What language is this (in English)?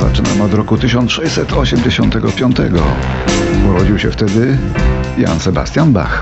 Polish